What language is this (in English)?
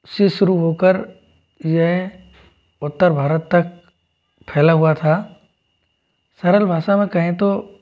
Hindi